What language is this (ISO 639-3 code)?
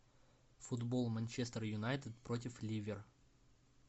rus